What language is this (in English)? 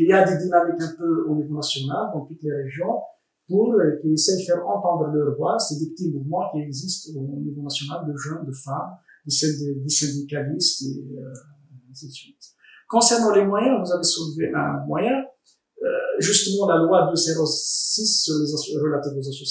French